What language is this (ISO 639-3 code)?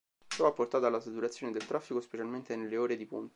ita